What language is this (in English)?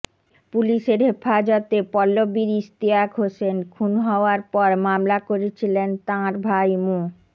Bangla